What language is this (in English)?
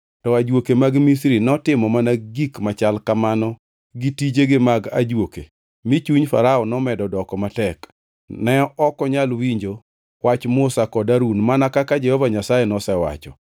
Luo (Kenya and Tanzania)